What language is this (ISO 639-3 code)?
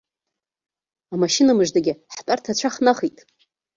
abk